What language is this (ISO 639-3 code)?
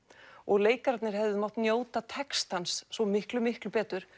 isl